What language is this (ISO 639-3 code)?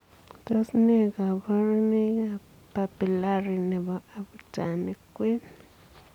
kln